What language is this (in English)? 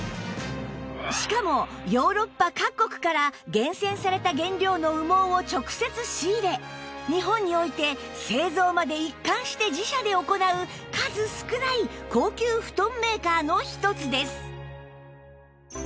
Japanese